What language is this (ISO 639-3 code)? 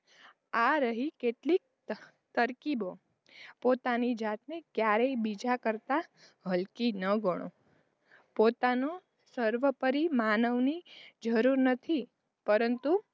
guj